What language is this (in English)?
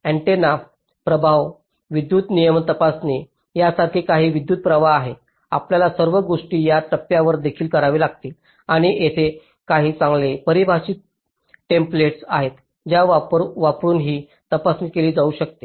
Marathi